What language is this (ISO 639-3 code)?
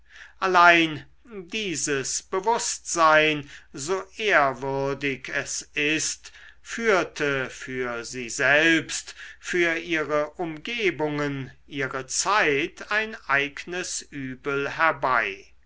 deu